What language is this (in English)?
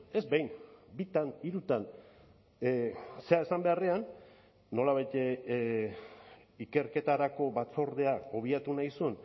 Basque